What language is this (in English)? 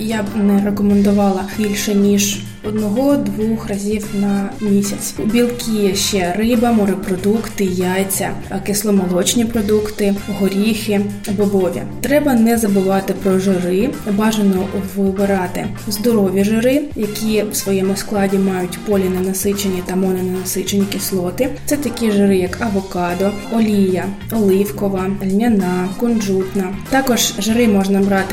Ukrainian